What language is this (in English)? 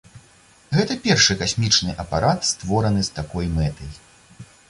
Belarusian